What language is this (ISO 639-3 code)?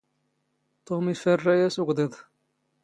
zgh